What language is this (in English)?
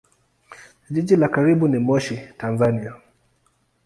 Swahili